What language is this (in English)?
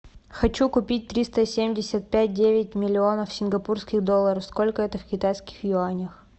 Russian